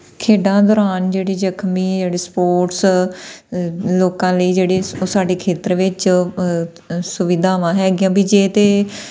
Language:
Punjabi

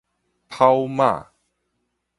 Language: Min Nan Chinese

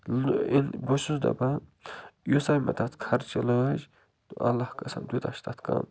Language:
Kashmiri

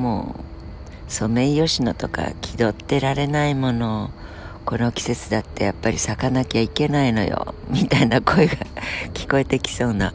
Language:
Japanese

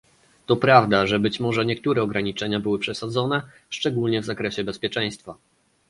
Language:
Polish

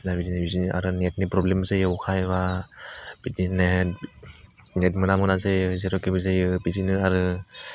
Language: Bodo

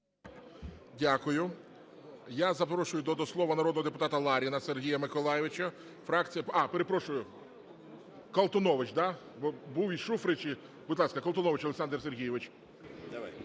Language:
Ukrainian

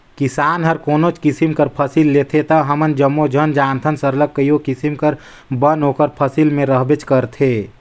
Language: Chhattisgarhi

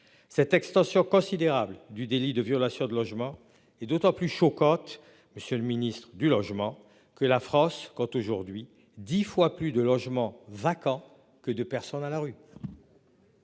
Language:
French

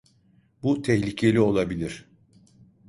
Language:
Turkish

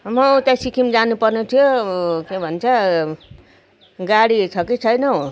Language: Nepali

